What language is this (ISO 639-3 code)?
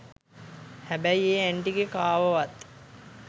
sin